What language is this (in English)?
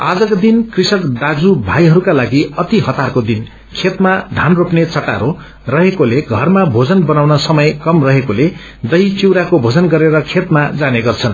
Nepali